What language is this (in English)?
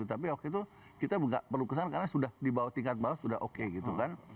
Indonesian